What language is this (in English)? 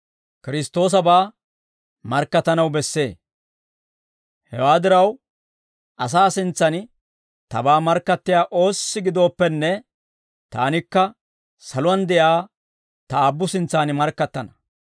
Dawro